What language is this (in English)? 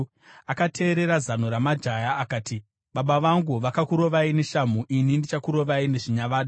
Shona